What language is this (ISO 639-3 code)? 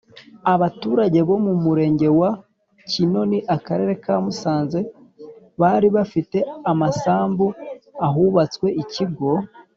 kin